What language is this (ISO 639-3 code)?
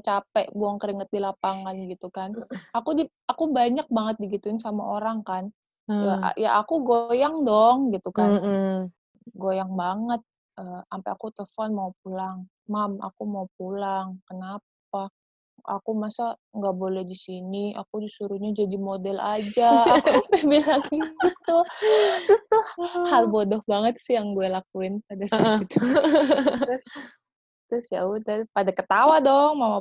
ind